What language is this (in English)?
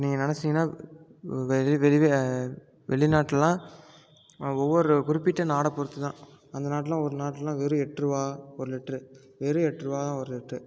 Tamil